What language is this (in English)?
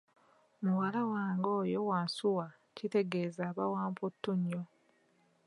Ganda